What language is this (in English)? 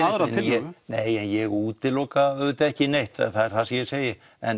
Icelandic